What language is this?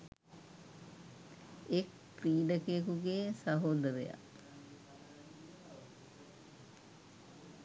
Sinhala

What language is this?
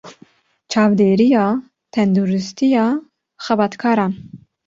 Kurdish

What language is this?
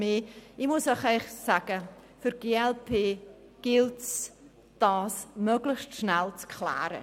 Swiss German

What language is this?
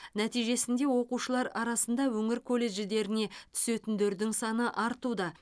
Kazakh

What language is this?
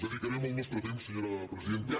Catalan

